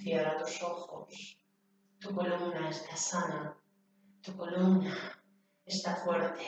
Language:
Spanish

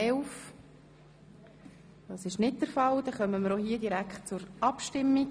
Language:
Swiss German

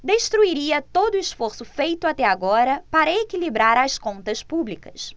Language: Portuguese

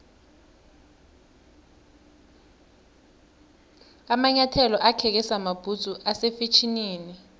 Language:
South Ndebele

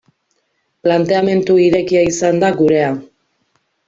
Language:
Basque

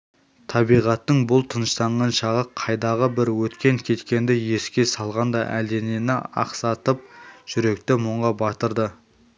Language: Kazakh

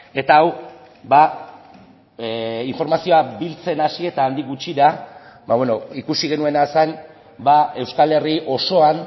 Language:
Basque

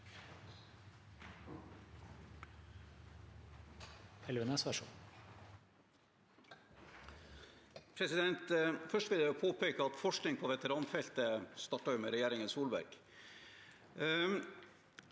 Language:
Norwegian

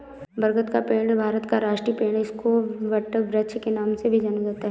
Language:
Hindi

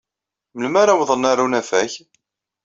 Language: Kabyle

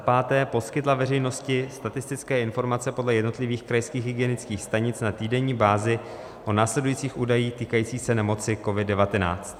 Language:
Czech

